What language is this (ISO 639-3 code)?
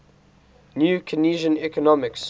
eng